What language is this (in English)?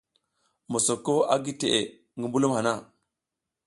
South Giziga